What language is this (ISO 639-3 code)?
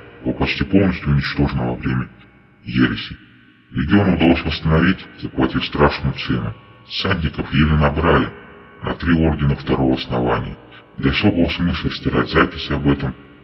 rus